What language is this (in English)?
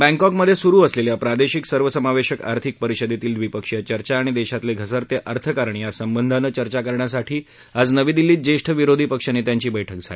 Marathi